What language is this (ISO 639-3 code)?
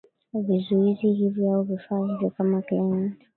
swa